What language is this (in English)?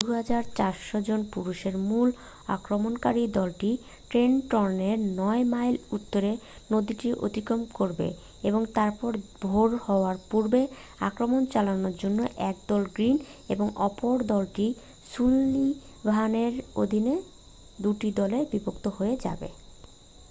Bangla